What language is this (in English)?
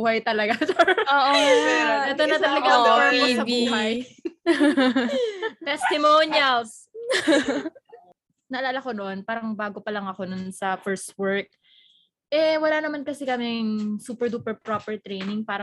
Filipino